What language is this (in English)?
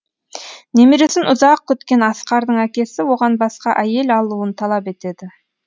Kazakh